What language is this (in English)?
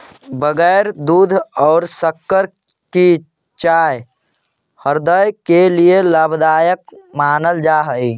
Magahi